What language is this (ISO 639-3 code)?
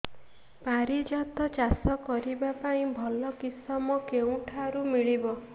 ori